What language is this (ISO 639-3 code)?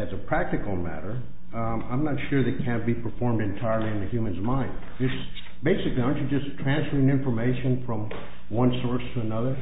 eng